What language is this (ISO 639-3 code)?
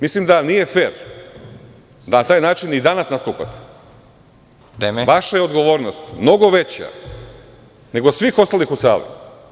srp